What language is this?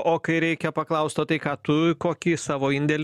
Lithuanian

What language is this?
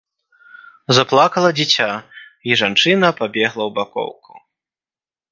Belarusian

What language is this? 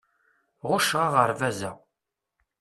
Kabyle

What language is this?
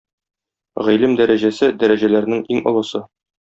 Tatar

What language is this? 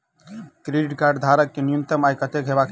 Maithili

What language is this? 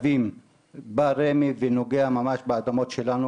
Hebrew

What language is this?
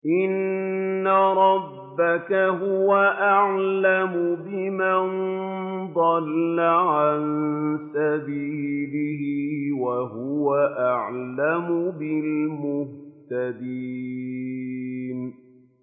Arabic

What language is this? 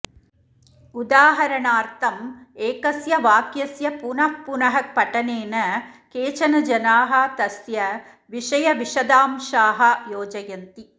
Sanskrit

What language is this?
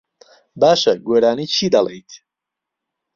Central Kurdish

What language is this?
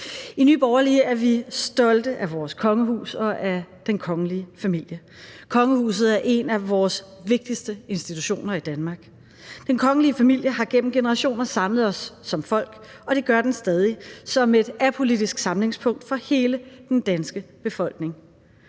Danish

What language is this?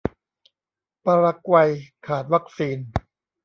Thai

